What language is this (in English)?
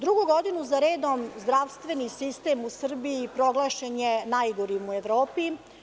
Serbian